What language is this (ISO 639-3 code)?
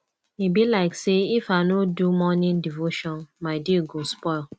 pcm